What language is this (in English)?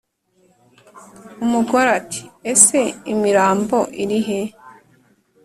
Kinyarwanda